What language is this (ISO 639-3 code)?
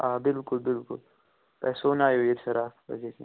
kas